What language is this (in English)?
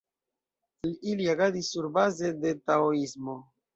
Esperanto